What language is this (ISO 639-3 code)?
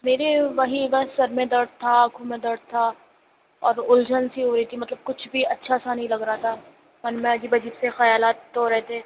urd